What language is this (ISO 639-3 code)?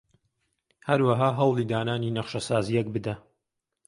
ckb